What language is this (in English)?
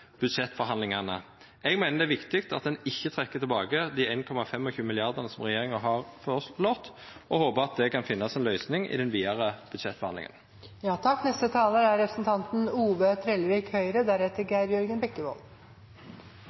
Norwegian Nynorsk